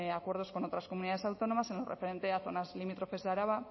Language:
Spanish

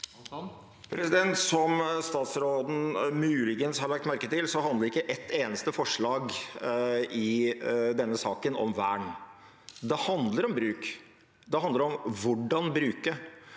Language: Norwegian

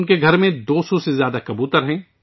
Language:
Urdu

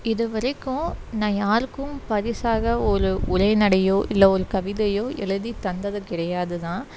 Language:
Tamil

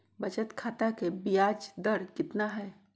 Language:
Magahi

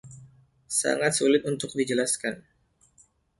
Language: Indonesian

